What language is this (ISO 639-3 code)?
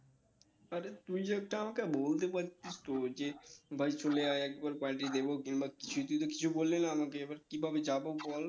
ben